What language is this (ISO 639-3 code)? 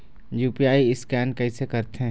hne